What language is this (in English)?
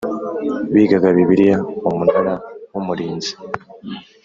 Kinyarwanda